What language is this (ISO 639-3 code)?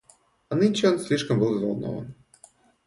rus